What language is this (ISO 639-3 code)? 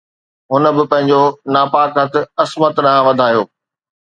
snd